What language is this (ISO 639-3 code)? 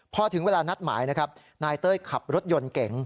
tha